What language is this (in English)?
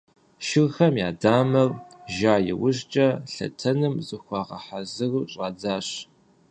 Kabardian